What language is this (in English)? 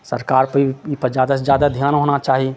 Maithili